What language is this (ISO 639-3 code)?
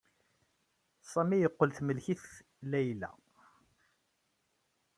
kab